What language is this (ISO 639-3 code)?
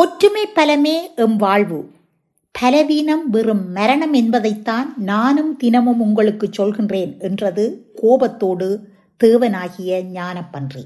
tam